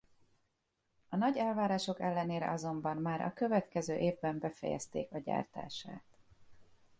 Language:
Hungarian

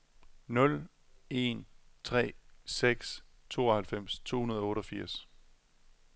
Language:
Danish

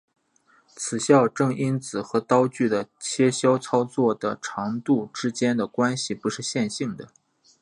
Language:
Chinese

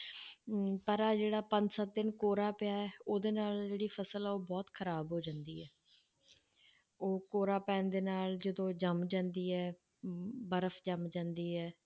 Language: Punjabi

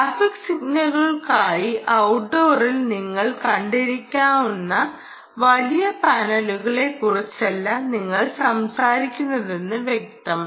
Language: Malayalam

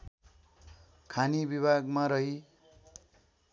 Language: Nepali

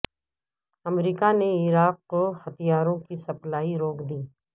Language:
Urdu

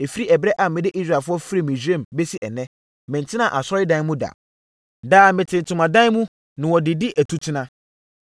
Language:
Akan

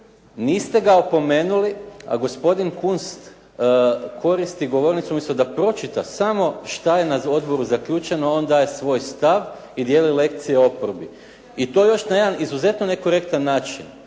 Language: Croatian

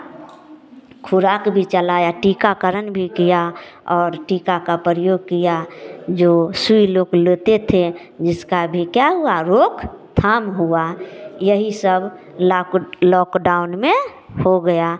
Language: Hindi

